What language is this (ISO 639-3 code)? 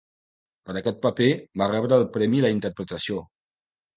cat